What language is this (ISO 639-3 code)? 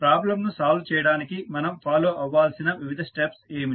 tel